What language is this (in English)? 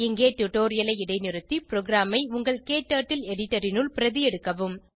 Tamil